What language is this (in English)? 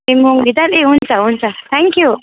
Nepali